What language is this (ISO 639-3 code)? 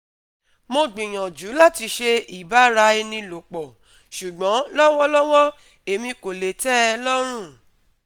yor